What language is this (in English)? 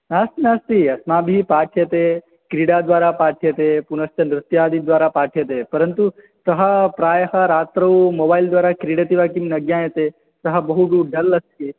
Sanskrit